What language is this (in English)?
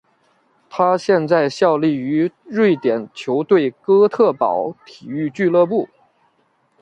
Chinese